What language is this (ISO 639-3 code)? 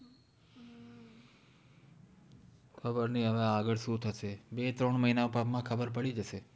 guj